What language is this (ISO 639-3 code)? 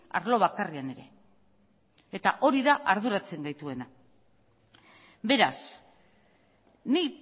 eus